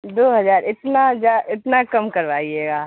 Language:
Urdu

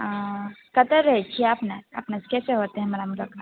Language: Maithili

